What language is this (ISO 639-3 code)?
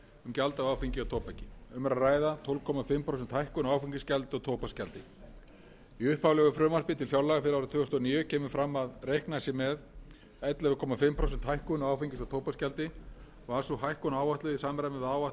isl